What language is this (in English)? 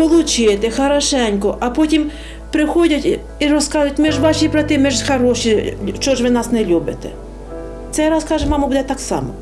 Ukrainian